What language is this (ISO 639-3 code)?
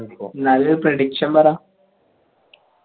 mal